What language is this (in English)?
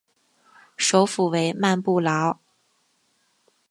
Chinese